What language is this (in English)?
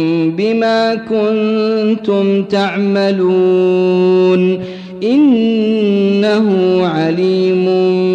Arabic